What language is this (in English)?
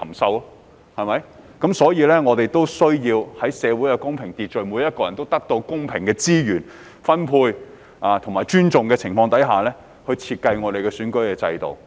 Cantonese